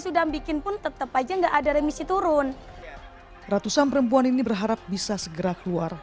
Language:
Indonesian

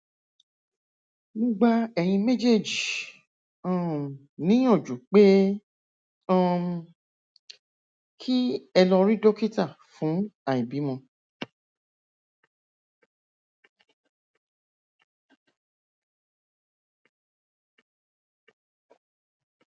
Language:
Yoruba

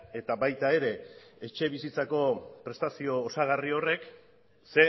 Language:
Basque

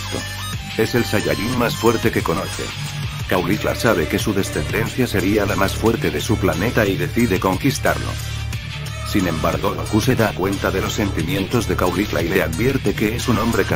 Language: Spanish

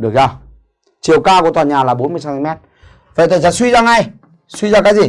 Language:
Vietnamese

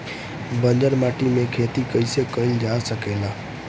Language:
Bhojpuri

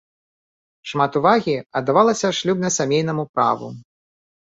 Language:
Belarusian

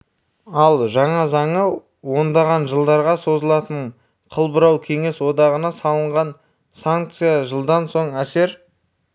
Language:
Kazakh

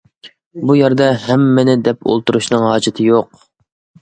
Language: Uyghur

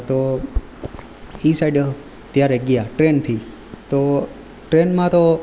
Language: Gujarati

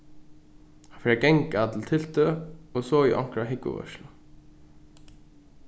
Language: Faroese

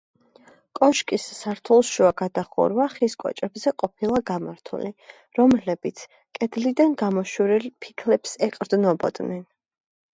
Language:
Georgian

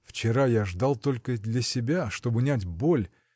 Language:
Russian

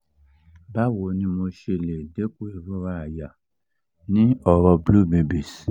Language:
Yoruba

